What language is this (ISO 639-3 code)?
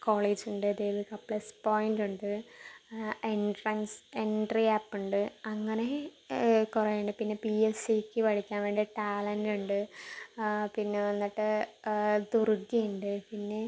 mal